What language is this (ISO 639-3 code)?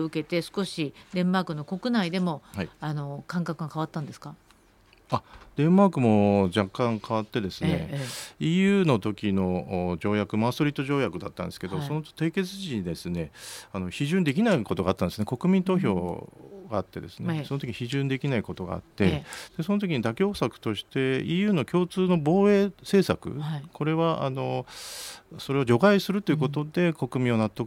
jpn